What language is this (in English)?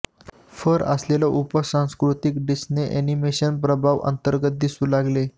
Marathi